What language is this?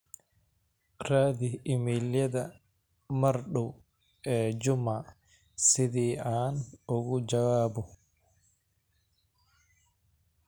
Somali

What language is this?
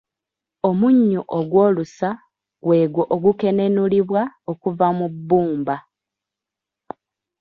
Ganda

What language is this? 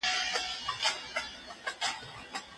Pashto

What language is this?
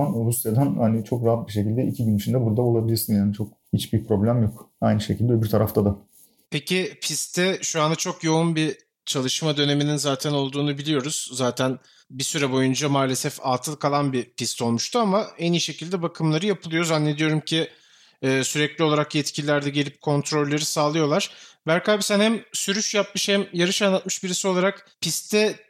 Turkish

